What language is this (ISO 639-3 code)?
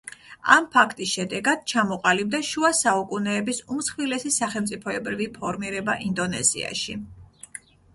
kat